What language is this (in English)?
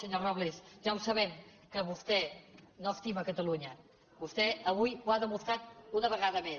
Catalan